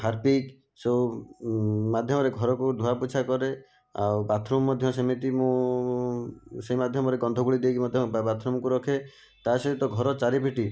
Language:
Odia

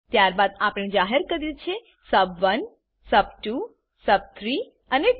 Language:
Gujarati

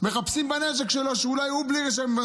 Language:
Hebrew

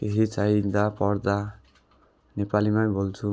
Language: Nepali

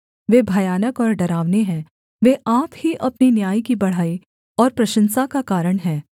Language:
Hindi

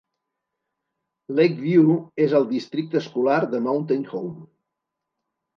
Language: Catalan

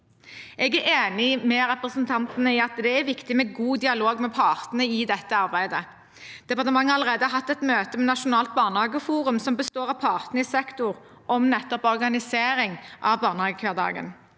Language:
Norwegian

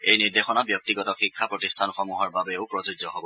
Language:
Assamese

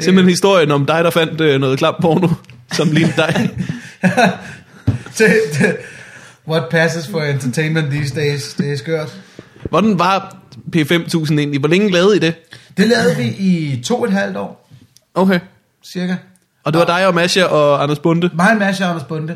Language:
Danish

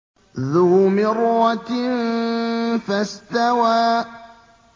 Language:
Arabic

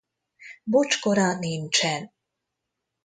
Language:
Hungarian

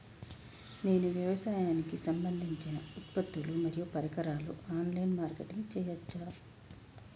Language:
Telugu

